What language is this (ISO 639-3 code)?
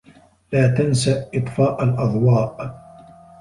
ara